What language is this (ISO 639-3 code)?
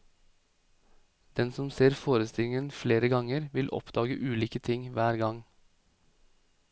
nor